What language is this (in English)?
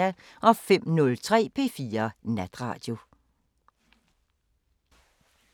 Danish